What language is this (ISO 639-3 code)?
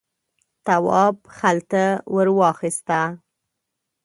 pus